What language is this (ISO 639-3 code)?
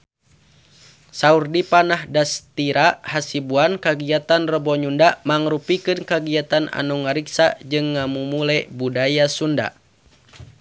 sun